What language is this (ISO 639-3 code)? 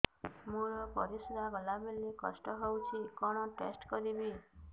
ori